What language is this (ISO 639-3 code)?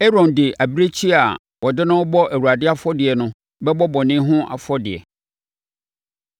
aka